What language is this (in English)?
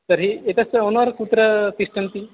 Sanskrit